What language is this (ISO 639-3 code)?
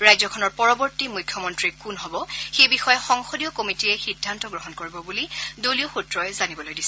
asm